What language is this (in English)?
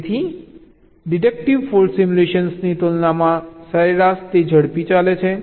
Gujarati